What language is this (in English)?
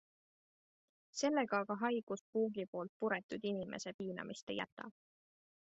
Estonian